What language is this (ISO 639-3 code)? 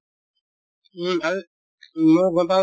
asm